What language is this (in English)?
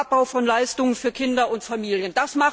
German